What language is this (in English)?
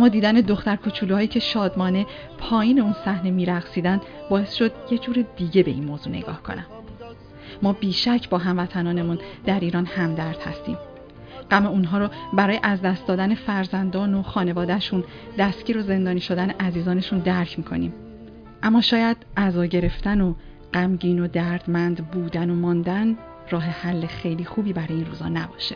Persian